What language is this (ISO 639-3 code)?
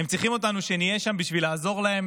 heb